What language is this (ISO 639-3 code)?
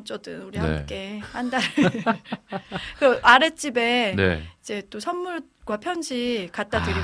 kor